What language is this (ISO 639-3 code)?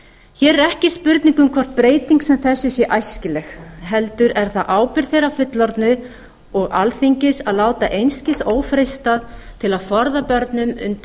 isl